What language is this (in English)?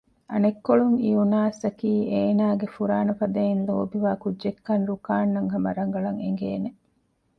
Divehi